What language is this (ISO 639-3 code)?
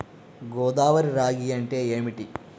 tel